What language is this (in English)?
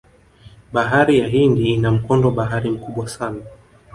Swahili